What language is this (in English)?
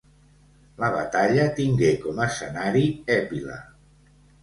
Catalan